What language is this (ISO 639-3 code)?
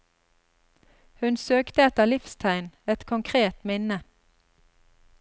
nor